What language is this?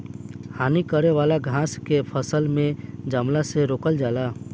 Bhojpuri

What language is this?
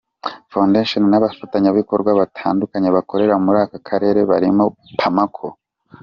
Kinyarwanda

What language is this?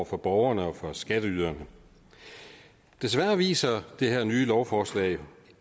Danish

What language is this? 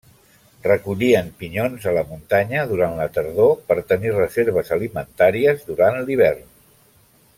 Catalan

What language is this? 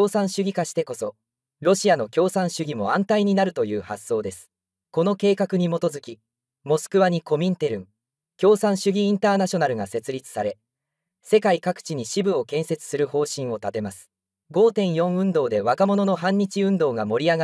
Japanese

